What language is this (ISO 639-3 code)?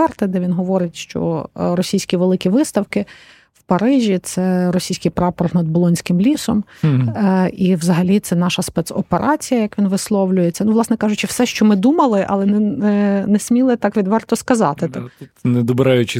ukr